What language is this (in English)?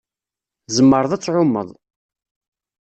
Kabyle